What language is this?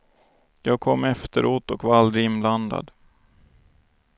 Swedish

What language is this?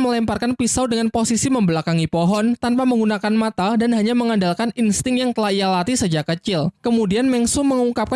Indonesian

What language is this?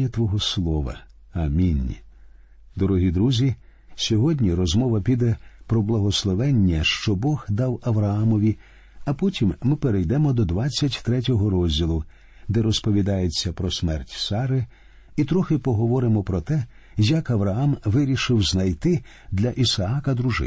Ukrainian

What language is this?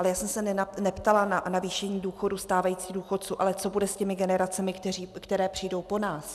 Czech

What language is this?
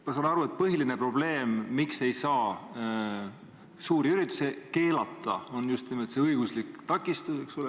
Estonian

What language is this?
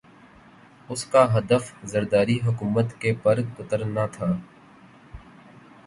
Urdu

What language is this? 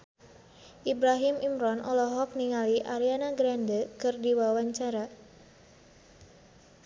Sundanese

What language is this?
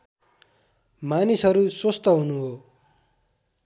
Nepali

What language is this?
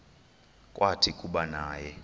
Xhosa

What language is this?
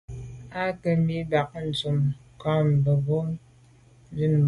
Medumba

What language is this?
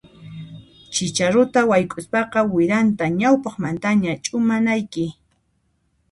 Puno Quechua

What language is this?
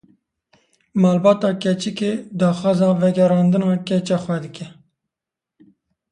Kurdish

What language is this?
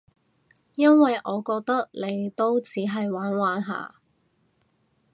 Cantonese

